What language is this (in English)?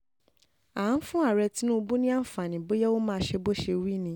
Yoruba